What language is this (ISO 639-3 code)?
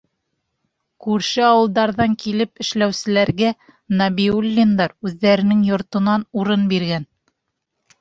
bak